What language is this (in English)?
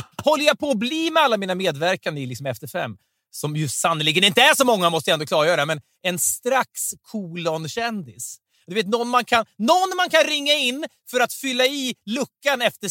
Swedish